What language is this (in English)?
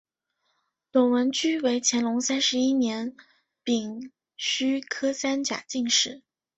Chinese